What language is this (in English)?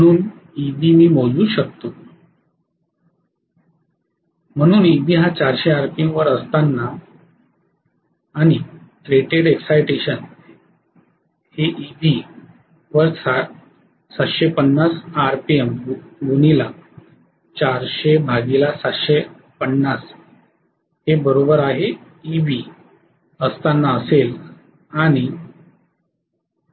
Marathi